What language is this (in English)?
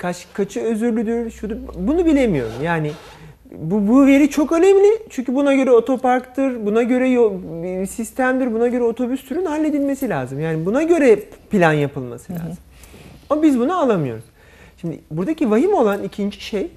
Turkish